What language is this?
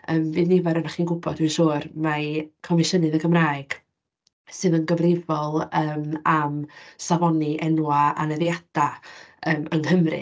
Welsh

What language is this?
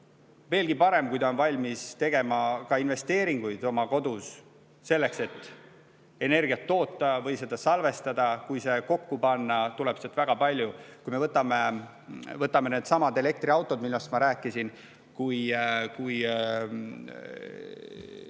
Estonian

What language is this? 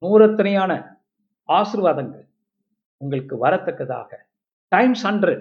Tamil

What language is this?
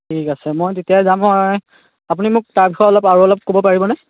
Assamese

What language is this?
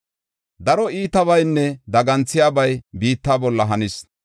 Gofa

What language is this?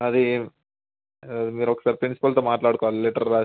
Telugu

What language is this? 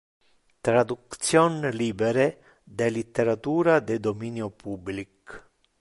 Interlingua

